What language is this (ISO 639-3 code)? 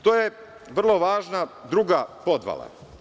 srp